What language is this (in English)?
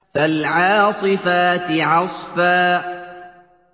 Arabic